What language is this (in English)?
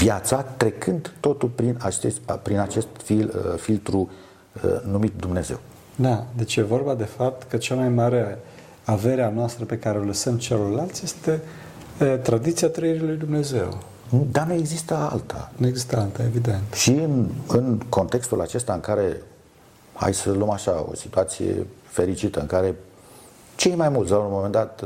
Romanian